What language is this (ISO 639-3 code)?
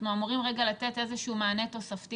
heb